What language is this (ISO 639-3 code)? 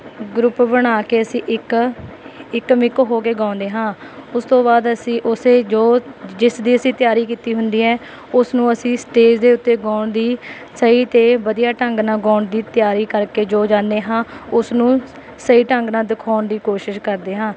pan